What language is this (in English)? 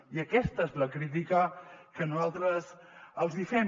Catalan